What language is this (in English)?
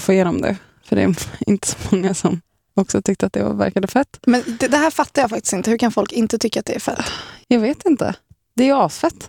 Swedish